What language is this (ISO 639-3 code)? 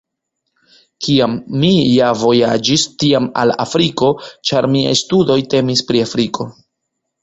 epo